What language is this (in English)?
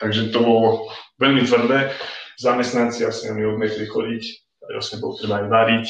Slovak